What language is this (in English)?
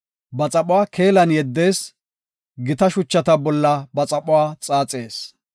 Gofa